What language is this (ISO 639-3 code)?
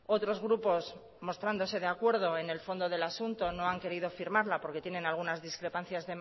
spa